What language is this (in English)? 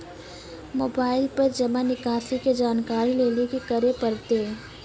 Maithili